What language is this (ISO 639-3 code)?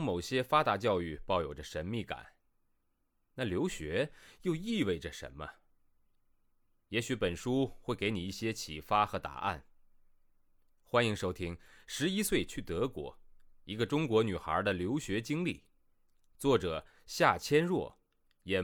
zho